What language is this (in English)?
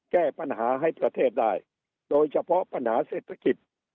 Thai